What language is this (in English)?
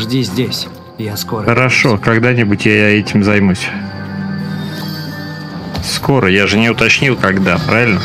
Russian